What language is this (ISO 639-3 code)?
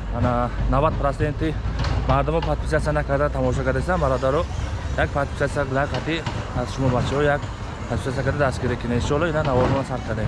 tur